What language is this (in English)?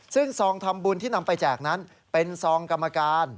Thai